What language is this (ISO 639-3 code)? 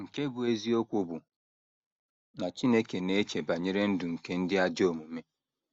ibo